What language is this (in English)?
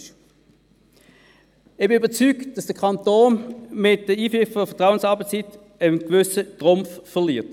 Swiss German